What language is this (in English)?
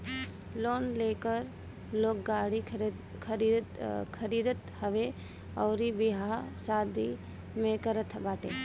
Bhojpuri